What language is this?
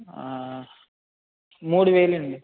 Telugu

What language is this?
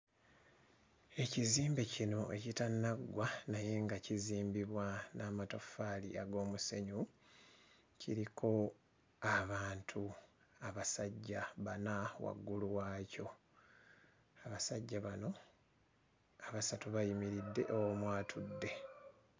Ganda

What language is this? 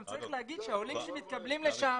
Hebrew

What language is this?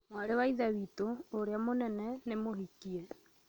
Kikuyu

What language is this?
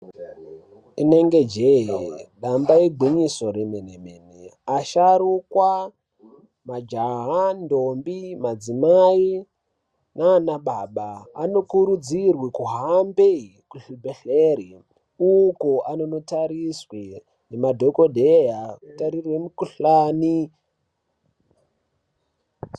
Ndau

